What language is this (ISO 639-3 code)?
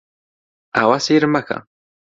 ckb